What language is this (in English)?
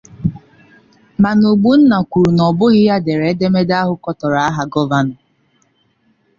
Igbo